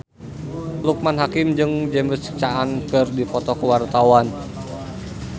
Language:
Sundanese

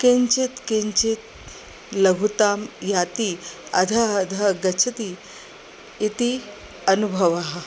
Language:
Sanskrit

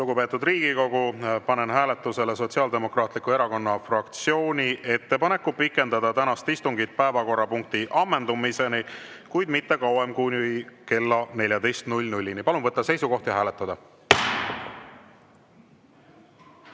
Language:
Estonian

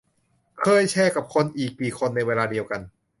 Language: Thai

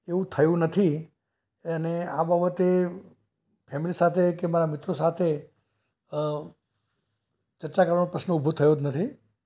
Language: Gujarati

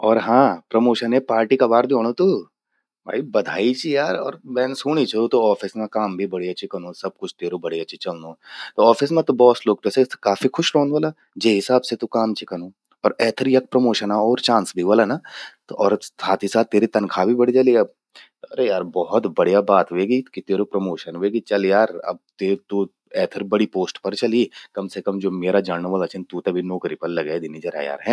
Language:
Garhwali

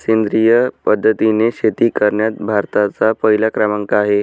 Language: Marathi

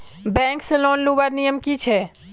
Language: Magahi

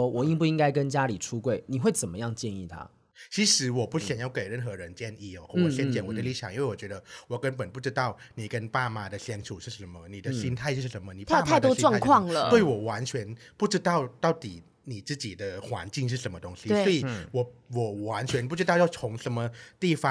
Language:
Chinese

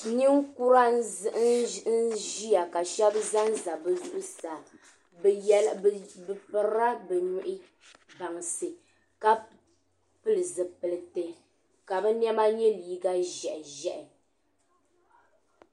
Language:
Dagbani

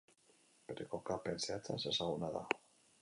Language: Basque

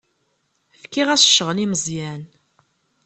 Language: Kabyle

